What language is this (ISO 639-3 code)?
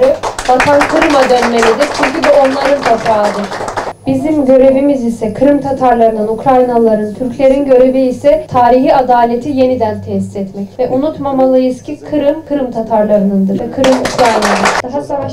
tur